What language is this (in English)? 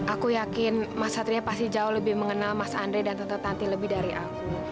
Indonesian